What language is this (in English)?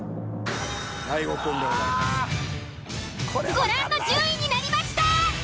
Japanese